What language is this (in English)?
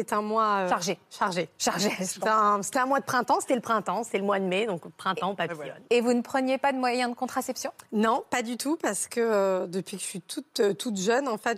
French